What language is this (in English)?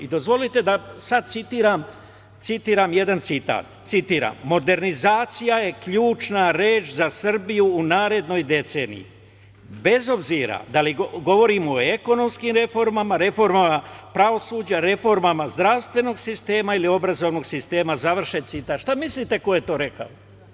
Serbian